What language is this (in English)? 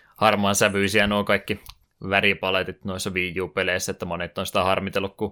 Finnish